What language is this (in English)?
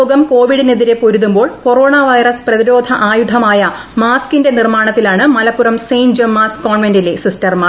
Malayalam